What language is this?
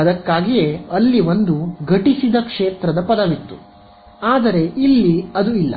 Kannada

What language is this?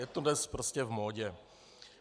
Czech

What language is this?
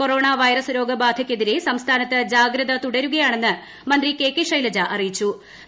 Malayalam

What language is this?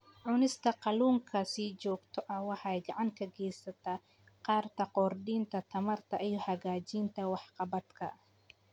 Somali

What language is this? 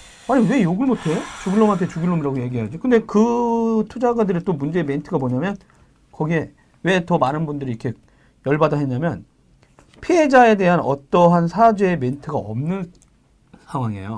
Korean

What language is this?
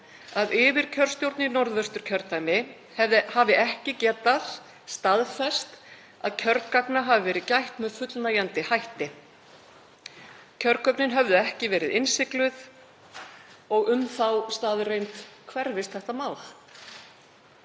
Icelandic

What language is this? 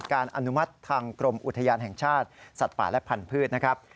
Thai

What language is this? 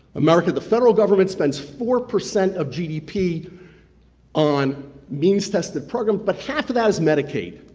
English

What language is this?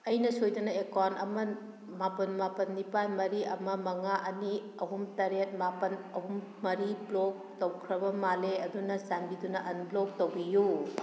Manipuri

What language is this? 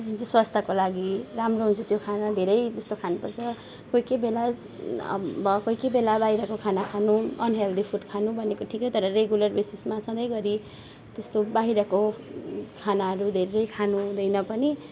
Nepali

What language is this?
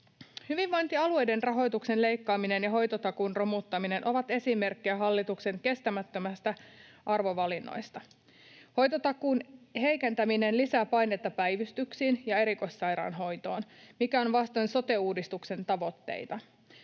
Finnish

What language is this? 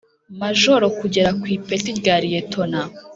Kinyarwanda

